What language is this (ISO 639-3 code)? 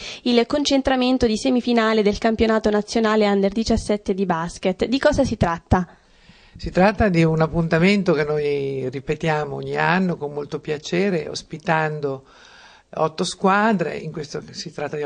ita